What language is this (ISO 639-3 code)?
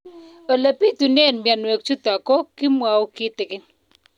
kln